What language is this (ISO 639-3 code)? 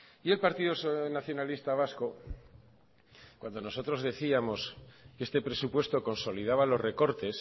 spa